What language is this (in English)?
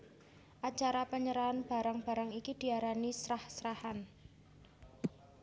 Javanese